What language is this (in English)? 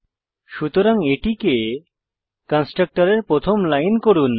Bangla